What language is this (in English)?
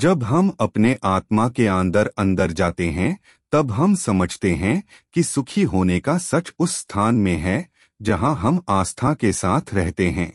Hindi